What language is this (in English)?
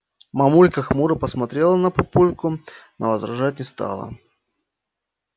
Russian